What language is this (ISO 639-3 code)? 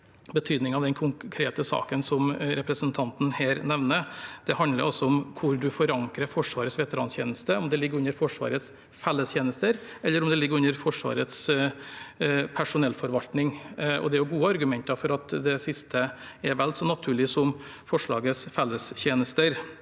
nor